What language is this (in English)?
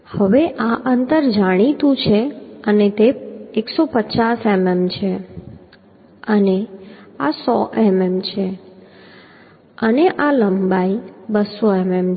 Gujarati